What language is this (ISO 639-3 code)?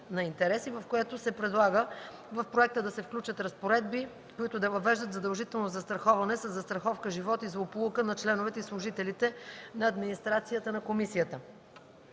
bul